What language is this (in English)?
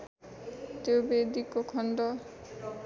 Nepali